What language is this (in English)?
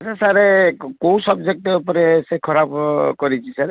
Odia